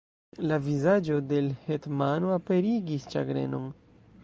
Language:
Esperanto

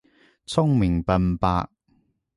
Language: Cantonese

